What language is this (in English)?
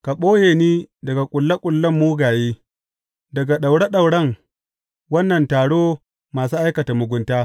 Hausa